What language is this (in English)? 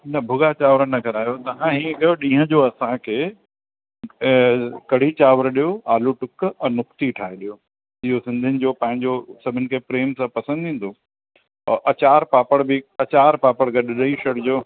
Sindhi